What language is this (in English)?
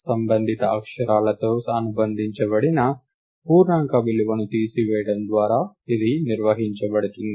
Telugu